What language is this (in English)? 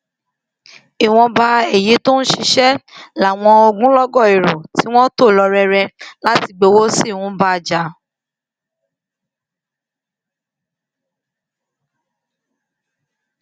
Yoruba